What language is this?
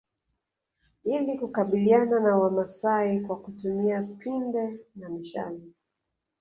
Swahili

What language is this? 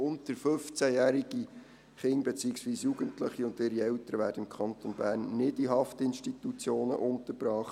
Swiss German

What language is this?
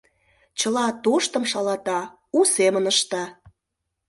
Mari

